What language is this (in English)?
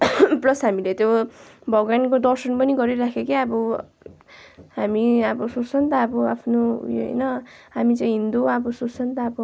Nepali